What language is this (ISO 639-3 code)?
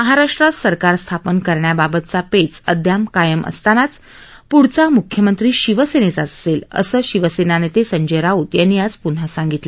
mar